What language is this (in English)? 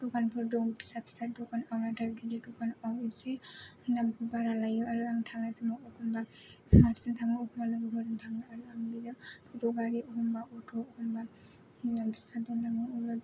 Bodo